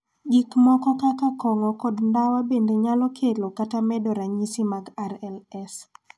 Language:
Luo (Kenya and Tanzania)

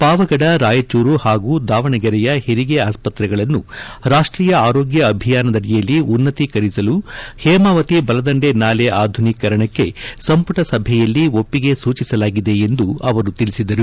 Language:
Kannada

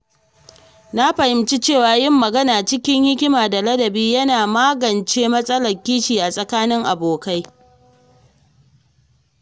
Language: Hausa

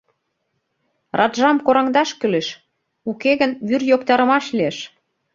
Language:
Mari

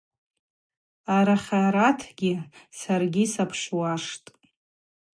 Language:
Abaza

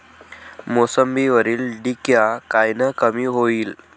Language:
Marathi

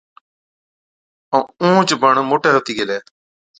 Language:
Od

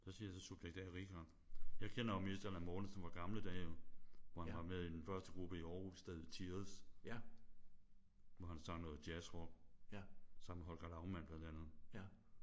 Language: Danish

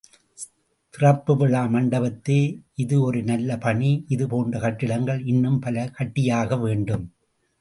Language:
Tamil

